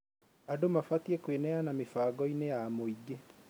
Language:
Kikuyu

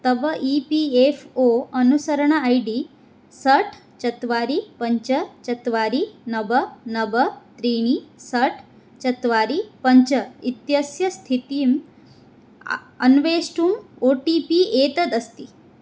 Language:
Sanskrit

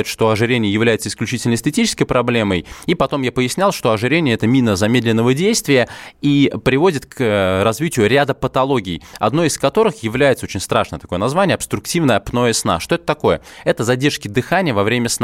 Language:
Russian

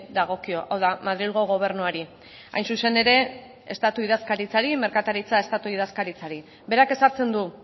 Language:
Basque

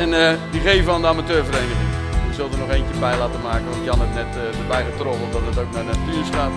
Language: Dutch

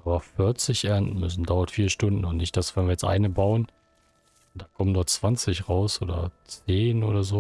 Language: German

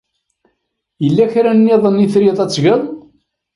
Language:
Kabyle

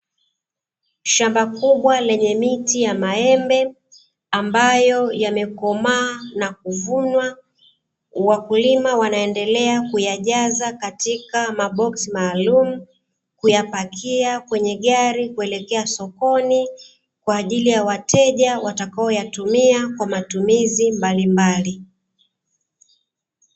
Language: Swahili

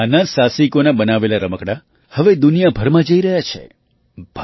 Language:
Gujarati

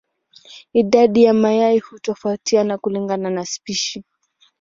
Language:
Swahili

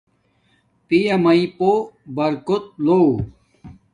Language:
Domaaki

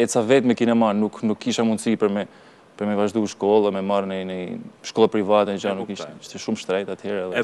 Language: Romanian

